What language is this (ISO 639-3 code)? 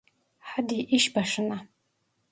tur